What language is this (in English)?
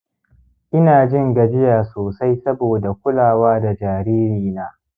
Hausa